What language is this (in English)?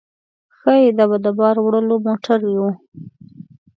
Pashto